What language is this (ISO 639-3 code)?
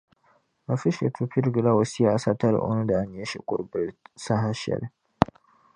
dag